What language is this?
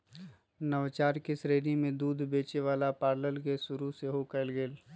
Magahi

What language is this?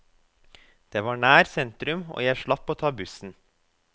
Norwegian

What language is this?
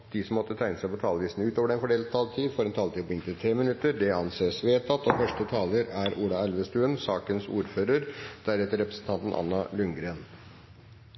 Norwegian Bokmål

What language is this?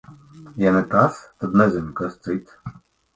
Latvian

